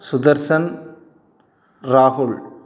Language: Tamil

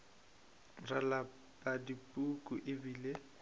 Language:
Northern Sotho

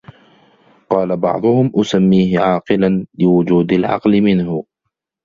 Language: Arabic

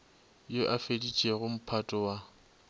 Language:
Northern Sotho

